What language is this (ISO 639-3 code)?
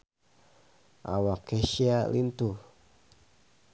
sun